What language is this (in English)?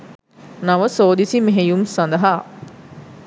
Sinhala